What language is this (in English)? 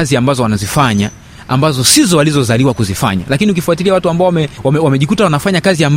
Swahili